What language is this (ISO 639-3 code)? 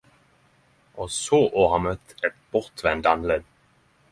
nno